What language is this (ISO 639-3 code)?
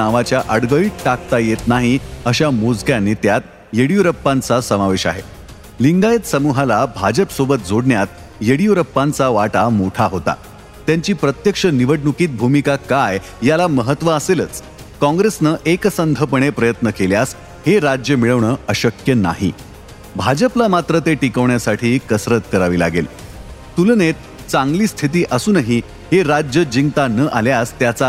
mar